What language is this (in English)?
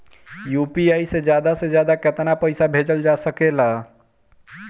Bhojpuri